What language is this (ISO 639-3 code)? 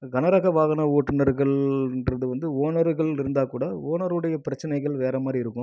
tam